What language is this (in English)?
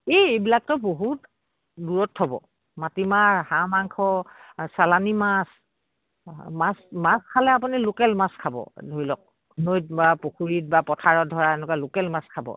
Assamese